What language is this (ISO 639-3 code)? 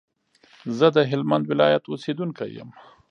pus